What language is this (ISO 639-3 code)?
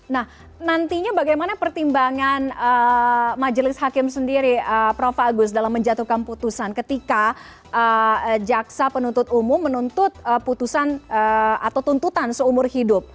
ind